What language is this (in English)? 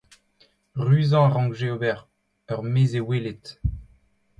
Breton